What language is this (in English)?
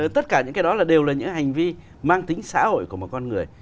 Vietnamese